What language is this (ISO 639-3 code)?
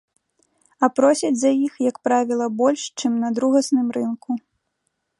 bel